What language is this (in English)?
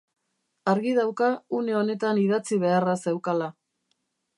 Basque